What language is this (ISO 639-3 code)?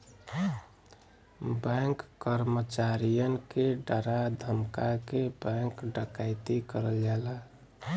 bho